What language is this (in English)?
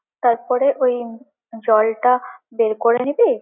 Bangla